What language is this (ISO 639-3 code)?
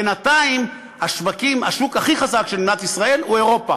heb